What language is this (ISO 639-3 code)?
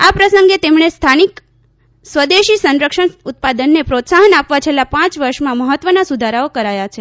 guj